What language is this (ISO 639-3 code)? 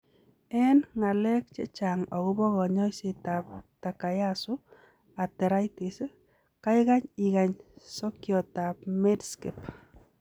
kln